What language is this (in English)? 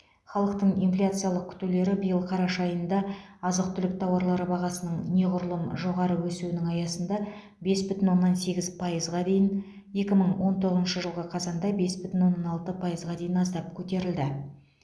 Kazakh